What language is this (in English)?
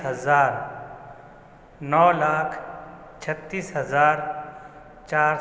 Urdu